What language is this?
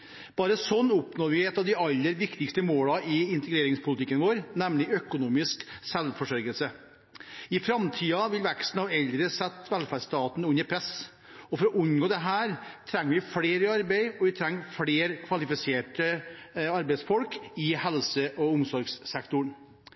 Norwegian Bokmål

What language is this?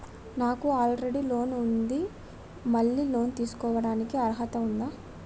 Telugu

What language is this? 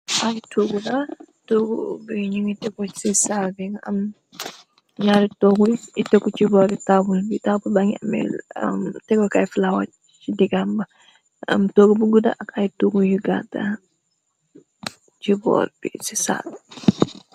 Wolof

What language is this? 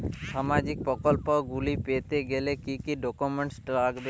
Bangla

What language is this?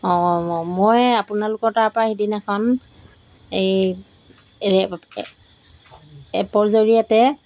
Assamese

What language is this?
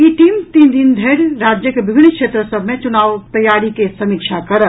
Maithili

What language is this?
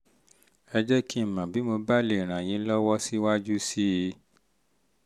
Yoruba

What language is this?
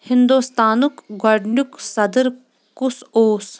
Kashmiri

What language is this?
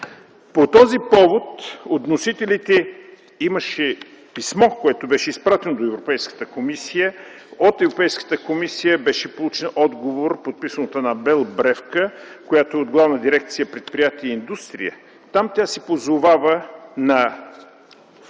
Bulgarian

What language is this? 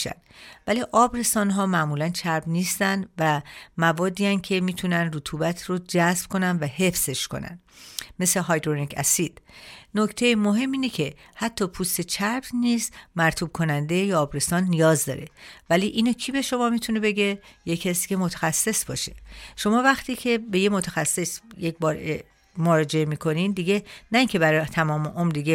Persian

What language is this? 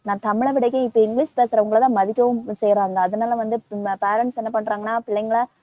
Tamil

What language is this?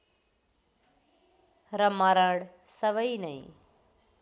Nepali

